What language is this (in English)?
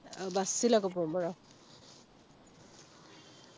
Malayalam